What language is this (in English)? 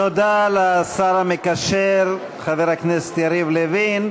Hebrew